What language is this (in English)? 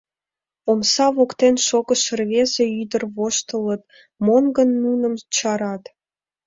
Mari